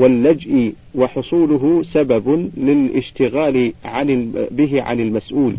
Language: Arabic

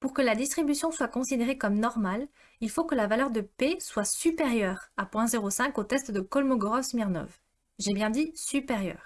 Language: French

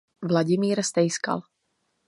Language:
Czech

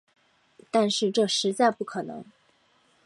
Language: Chinese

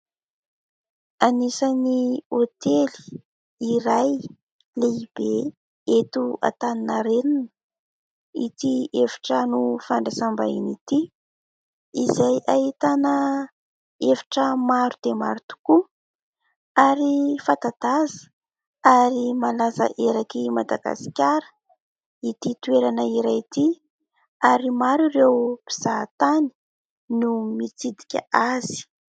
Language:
Malagasy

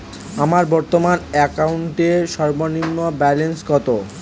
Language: Bangla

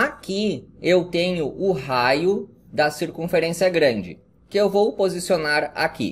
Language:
Portuguese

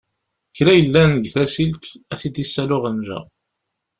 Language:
Kabyle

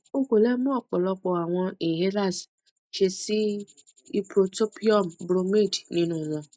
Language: Yoruba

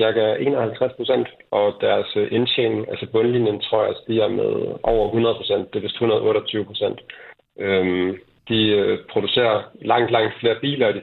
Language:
Danish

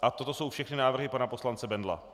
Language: Czech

